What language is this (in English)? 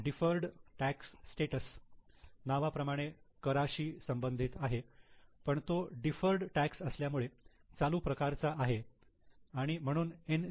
Marathi